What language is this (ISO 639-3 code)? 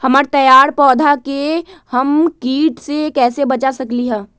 mag